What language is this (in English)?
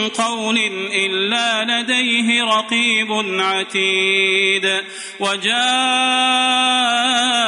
Arabic